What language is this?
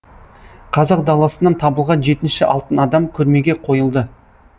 Kazakh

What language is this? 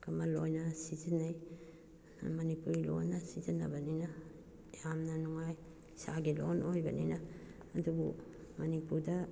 Manipuri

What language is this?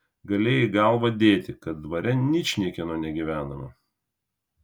Lithuanian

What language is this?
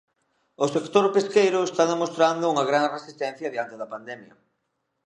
Galician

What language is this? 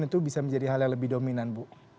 Indonesian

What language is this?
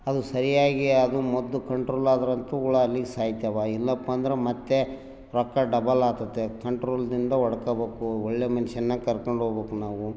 Kannada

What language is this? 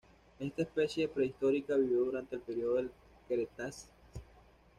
Spanish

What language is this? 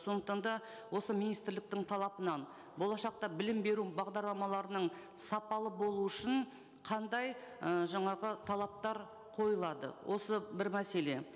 Kazakh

